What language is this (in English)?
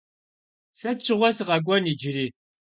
Kabardian